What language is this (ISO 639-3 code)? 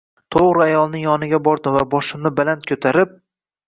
uzb